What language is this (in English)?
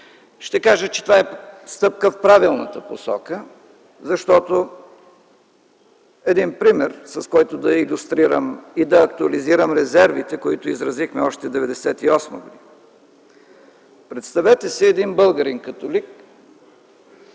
Bulgarian